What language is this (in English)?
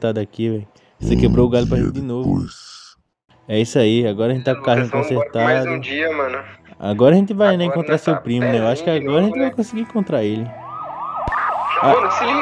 Portuguese